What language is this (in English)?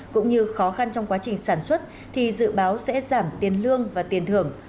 Vietnamese